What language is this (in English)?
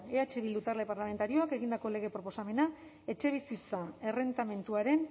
Basque